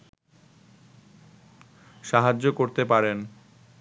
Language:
Bangla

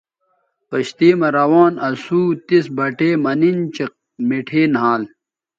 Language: Bateri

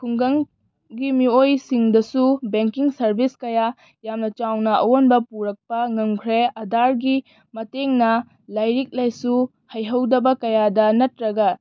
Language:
Manipuri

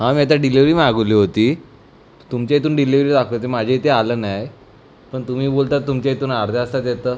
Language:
Marathi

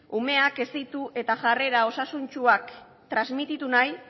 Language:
Basque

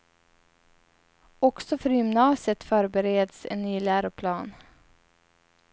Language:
Swedish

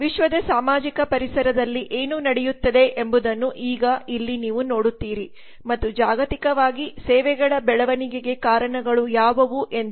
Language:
Kannada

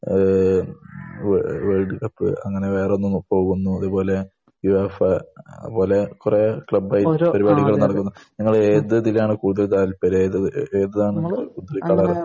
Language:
Malayalam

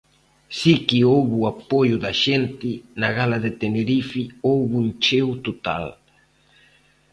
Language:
Galician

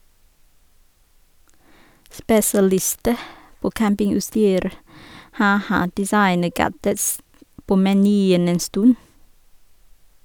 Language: Norwegian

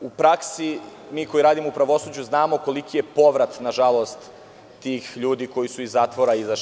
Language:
Serbian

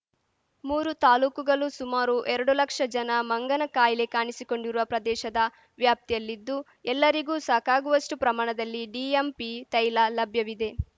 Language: Kannada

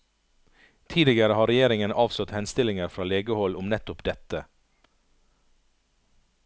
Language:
Norwegian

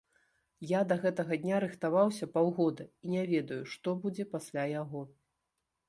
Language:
Belarusian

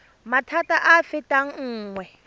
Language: Tswana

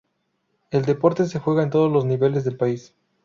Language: Spanish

